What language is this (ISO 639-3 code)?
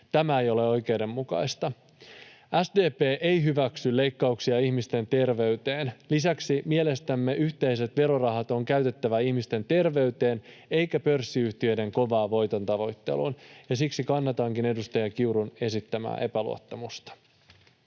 fin